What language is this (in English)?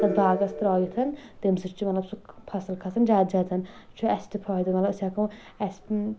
Kashmiri